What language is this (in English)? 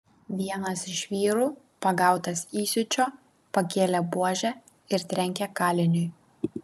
Lithuanian